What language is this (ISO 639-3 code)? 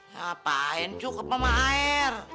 ind